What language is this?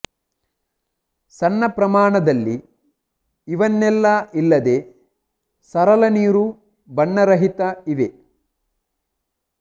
Kannada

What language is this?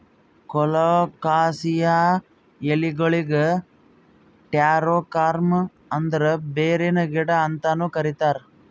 Kannada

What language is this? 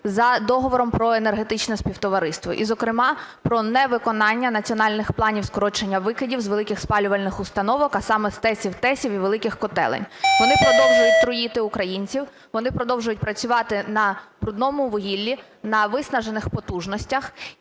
Ukrainian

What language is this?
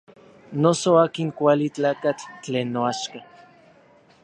Orizaba Nahuatl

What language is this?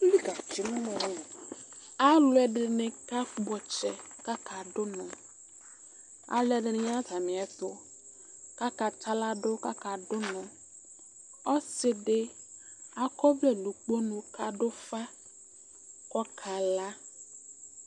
Ikposo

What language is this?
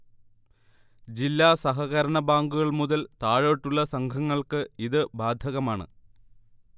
Malayalam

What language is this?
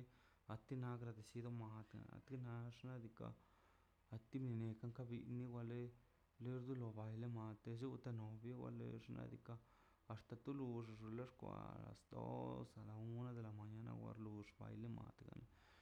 Mazaltepec Zapotec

